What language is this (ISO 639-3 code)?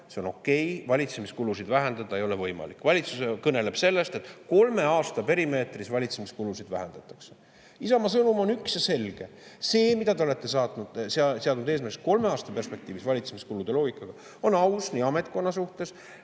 est